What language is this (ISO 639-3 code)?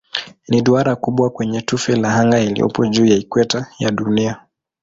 swa